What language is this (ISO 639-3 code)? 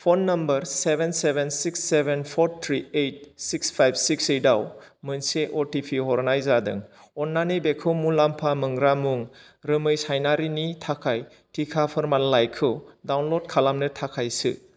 brx